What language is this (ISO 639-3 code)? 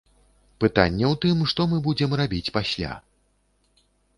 bel